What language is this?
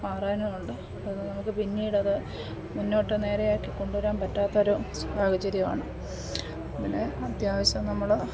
Malayalam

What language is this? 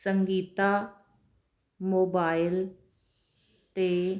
Punjabi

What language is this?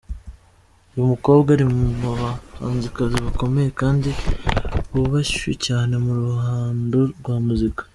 Kinyarwanda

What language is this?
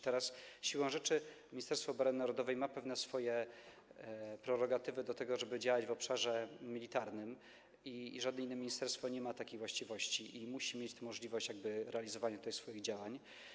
Polish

